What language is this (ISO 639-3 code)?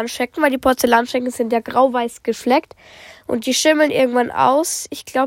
deu